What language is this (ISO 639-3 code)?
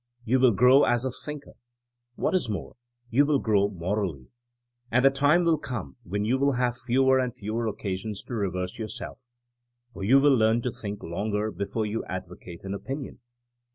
eng